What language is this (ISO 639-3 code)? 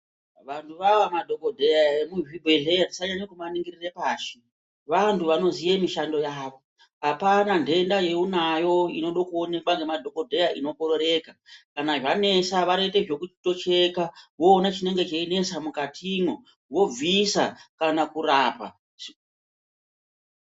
ndc